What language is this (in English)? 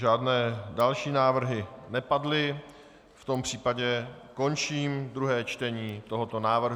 Czech